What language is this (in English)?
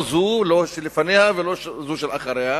Hebrew